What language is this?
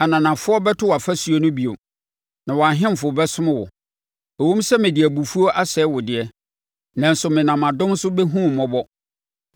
Akan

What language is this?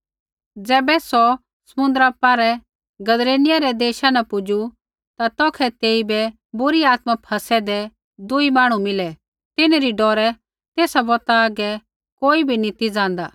Kullu Pahari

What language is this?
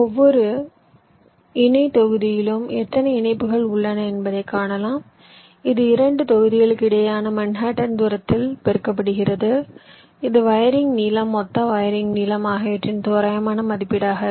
Tamil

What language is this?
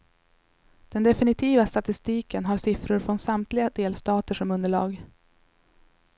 Swedish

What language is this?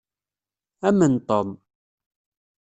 Kabyle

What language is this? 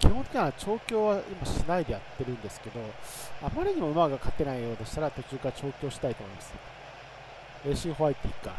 Japanese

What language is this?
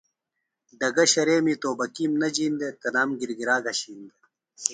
Phalura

